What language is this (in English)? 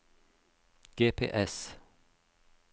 Norwegian